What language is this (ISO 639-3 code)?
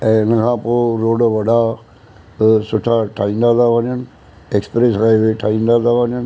snd